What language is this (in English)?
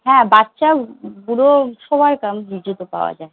Bangla